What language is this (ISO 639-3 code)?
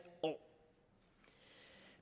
dan